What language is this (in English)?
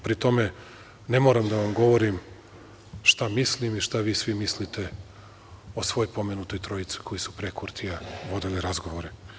Serbian